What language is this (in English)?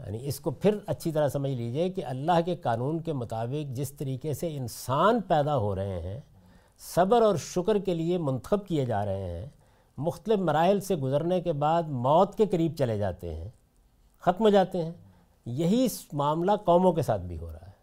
Urdu